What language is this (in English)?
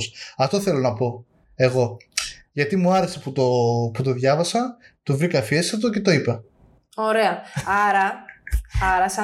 Greek